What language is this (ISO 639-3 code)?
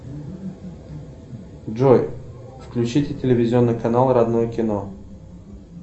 rus